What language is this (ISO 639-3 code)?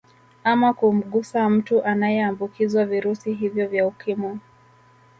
swa